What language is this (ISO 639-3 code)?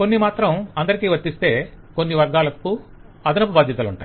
tel